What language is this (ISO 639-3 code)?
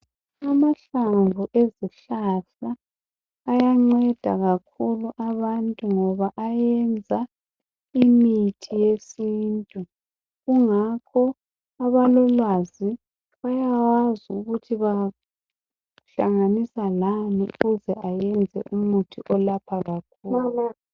nde